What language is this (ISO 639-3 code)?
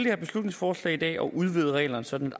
dan